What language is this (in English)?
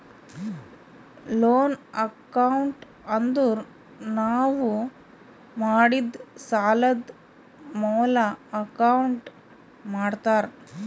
Kannada